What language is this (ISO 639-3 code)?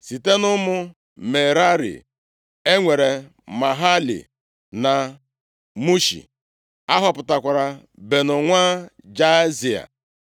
ibo